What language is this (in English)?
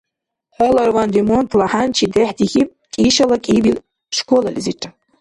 Dargwa